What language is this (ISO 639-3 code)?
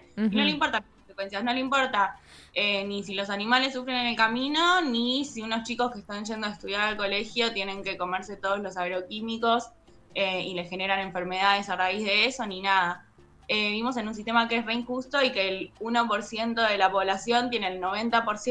spa